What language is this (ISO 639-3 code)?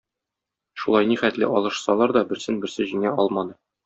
tat